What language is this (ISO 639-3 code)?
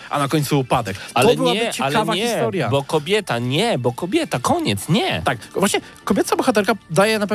pol